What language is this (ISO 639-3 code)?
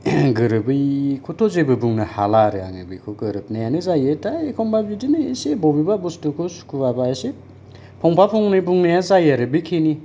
brx